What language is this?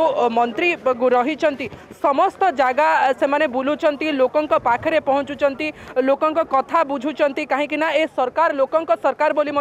Hindi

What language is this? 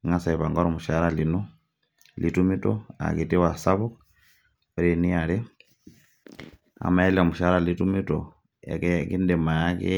Masai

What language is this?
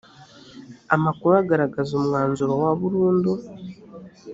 Kinyarwanda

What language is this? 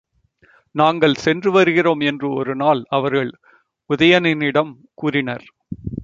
Tamil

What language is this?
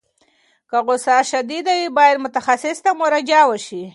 Pashto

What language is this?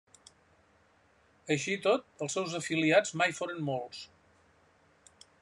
Catalan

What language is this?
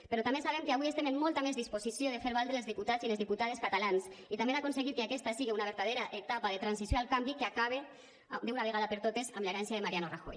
Catalan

